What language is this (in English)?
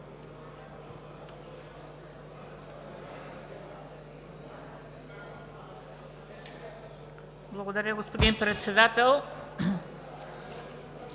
Bulgarian